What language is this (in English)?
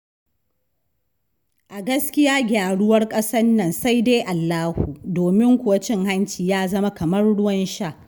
Hausa